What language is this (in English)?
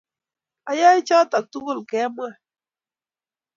Kalenjin